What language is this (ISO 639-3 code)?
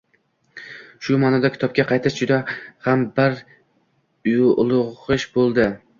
uzb